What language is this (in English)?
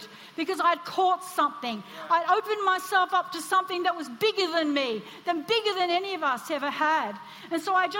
English